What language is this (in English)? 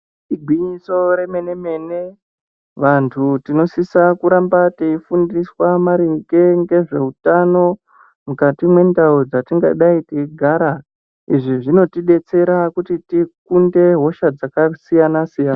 Ndau